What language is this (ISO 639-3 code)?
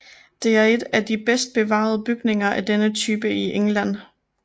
dan